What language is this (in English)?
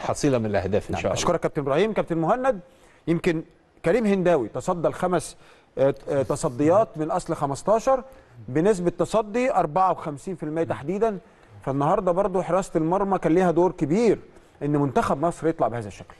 Arabic